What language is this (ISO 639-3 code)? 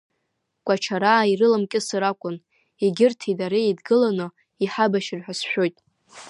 abk